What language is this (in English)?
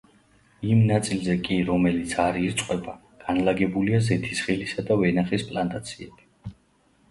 Georgian